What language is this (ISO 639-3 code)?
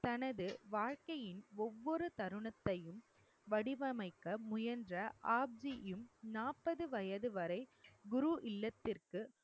tam